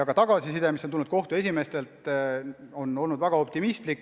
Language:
Estonian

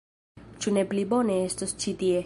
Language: Esperanto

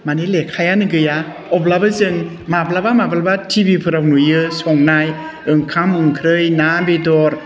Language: Bodo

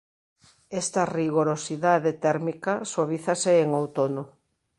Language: Galician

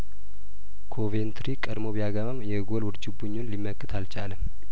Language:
Amharic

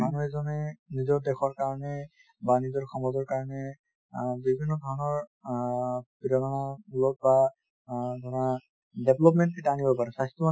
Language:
Assamese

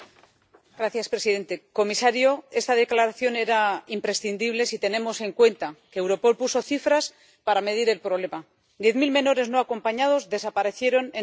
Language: Spanish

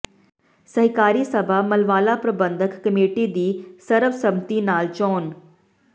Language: Punjabi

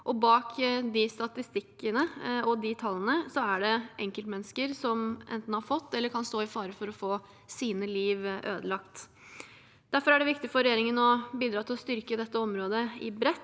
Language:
Norwegian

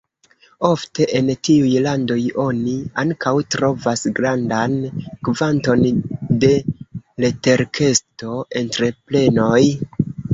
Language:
Esperanto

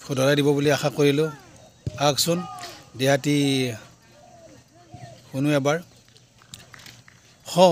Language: Romanian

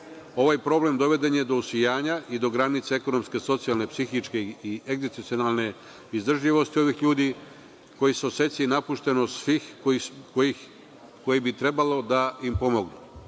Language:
Serbian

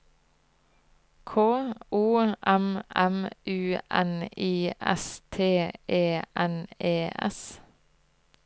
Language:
Norwegian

